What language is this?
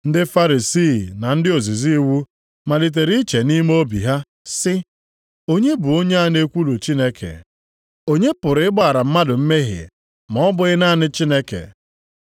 Igbo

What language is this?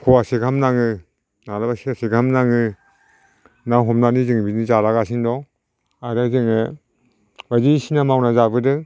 Bodo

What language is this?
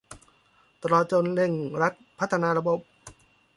Thai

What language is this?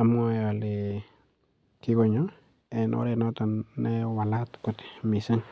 Kalenjin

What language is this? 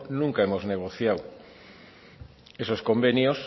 Spanish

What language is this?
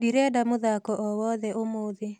Kikuyu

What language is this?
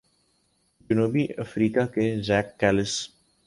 Urdu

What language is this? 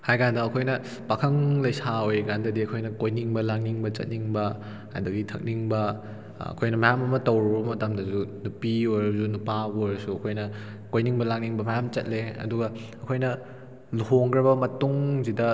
Manipuri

